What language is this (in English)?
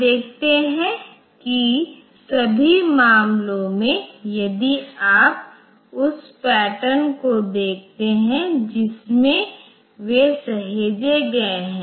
Hindi